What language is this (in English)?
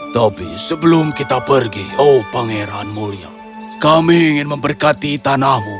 Indonesian